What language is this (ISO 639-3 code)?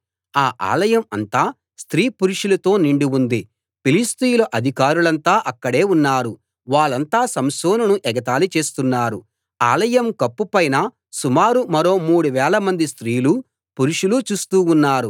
tel